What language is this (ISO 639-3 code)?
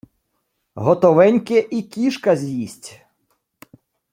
ukr